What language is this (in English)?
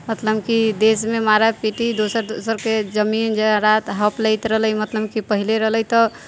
Maithili